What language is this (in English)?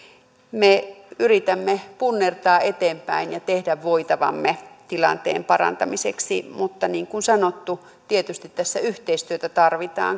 Finnish